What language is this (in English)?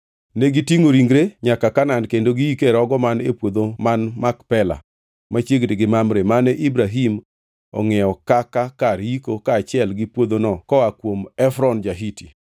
Luo (Kenya and Tanzania)